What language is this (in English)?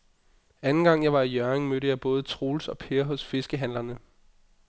Danish